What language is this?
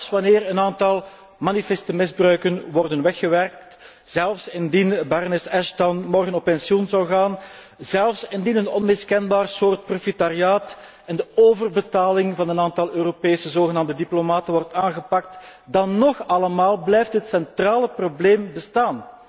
Dutch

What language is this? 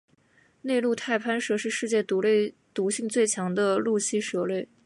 Chinese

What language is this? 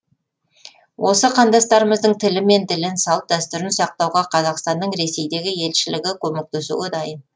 Kazakh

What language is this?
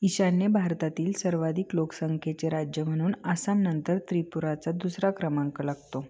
Marathi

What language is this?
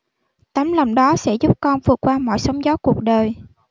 Vietnamese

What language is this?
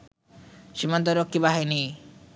Bangla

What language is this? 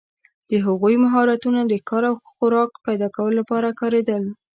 Pashto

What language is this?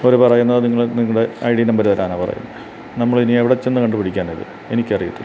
Malayalam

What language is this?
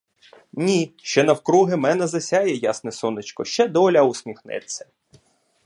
Ukrainian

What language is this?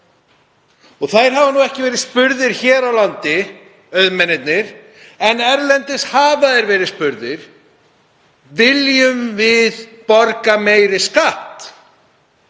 Icelandic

